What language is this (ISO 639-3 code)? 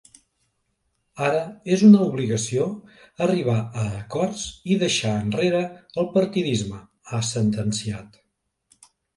cat